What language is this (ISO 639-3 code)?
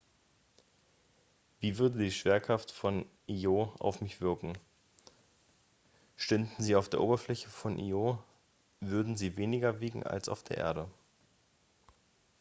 deu